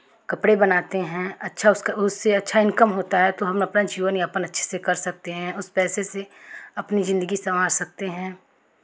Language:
Hindi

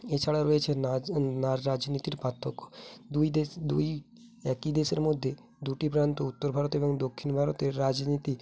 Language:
Bangla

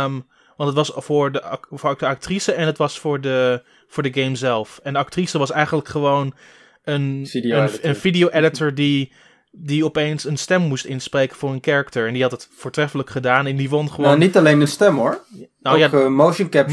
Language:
Dutch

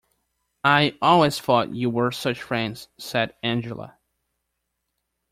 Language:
English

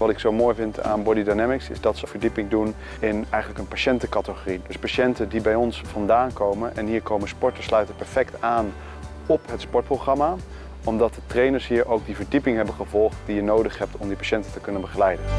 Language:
Dutch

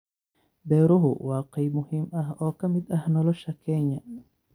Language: Somali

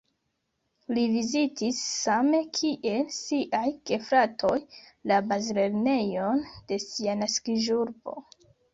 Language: Esperanto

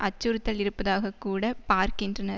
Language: Tamil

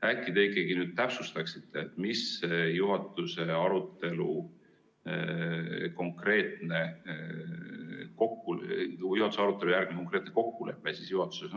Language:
Estonian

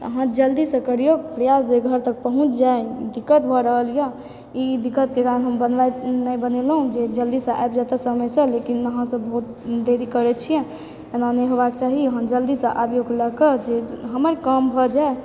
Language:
Maithili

